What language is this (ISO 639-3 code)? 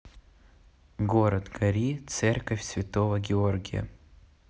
rus